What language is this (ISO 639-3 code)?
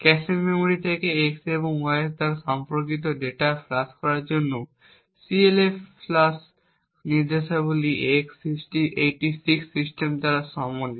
ben